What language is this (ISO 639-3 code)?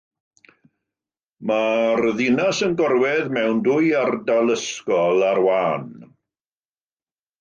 cym